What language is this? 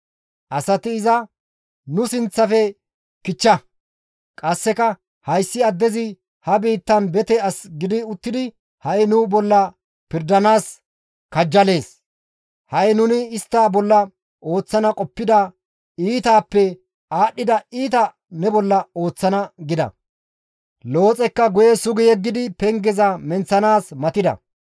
Gamo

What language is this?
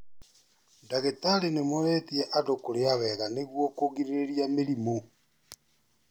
Kikuyu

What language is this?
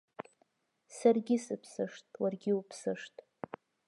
Abkhazian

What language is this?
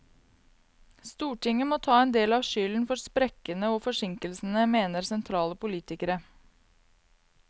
Norwegian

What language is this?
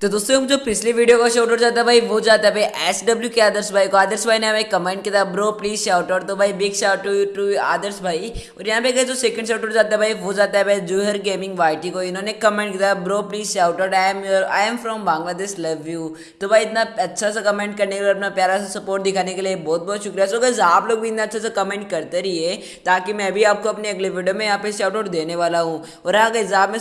Hindi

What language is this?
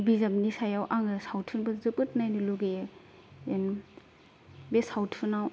Bodo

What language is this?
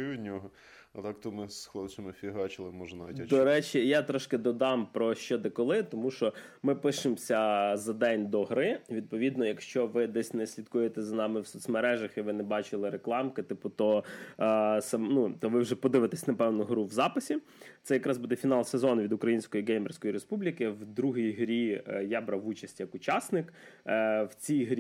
Ukrainian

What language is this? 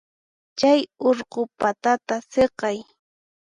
Puno Quechua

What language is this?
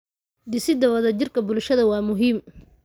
Somali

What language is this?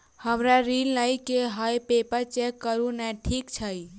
Maithili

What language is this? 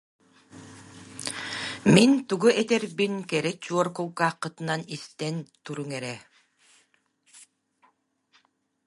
Yakut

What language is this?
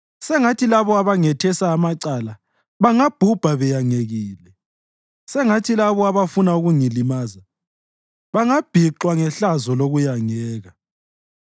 North Ndebele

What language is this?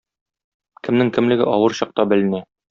Tatar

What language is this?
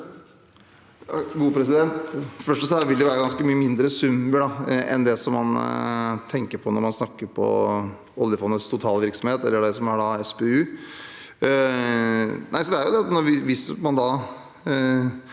Norwegian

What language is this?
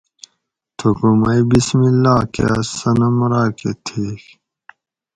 Gawri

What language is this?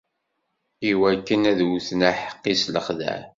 Kabyle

